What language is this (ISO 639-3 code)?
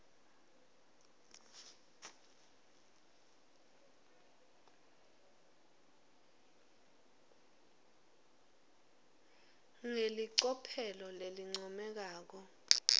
ssw